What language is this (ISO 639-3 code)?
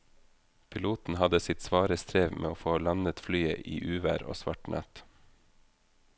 nor